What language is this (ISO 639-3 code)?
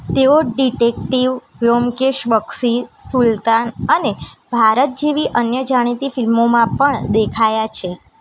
guj